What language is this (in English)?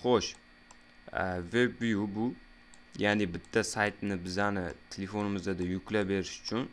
Uzbek